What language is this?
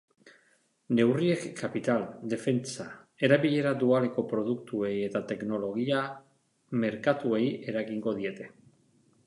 Basque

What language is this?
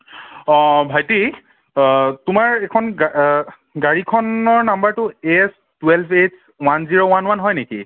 Assamese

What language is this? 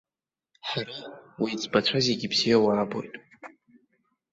Abkhazian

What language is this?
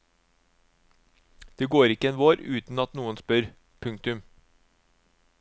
Norwegian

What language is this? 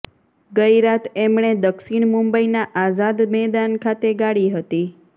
Gujarati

